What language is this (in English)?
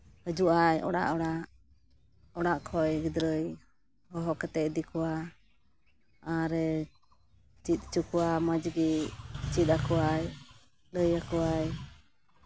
Santali